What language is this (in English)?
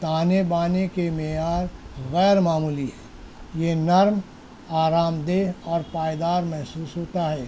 Urdu